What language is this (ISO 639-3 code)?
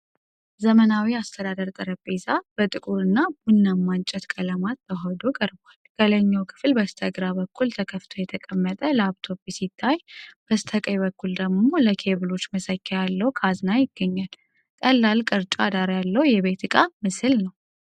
amh